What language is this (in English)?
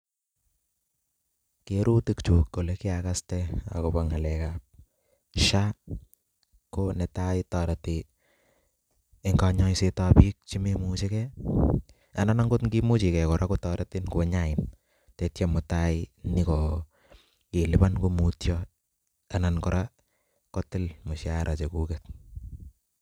Kalenjin